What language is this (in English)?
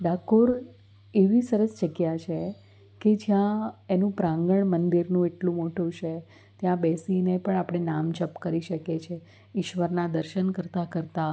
Gujarati